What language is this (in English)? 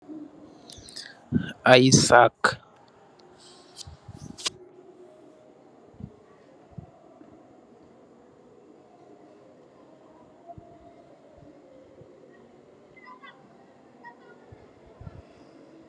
Wolof